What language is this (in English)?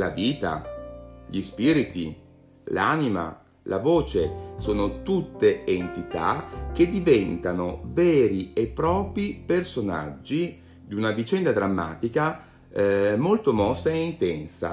Italian